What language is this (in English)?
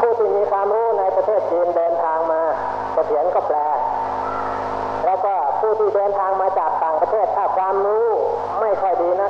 Thai